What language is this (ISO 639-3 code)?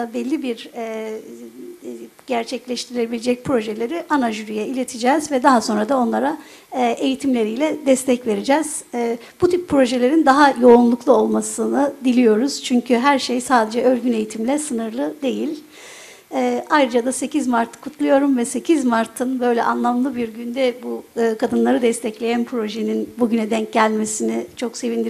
tur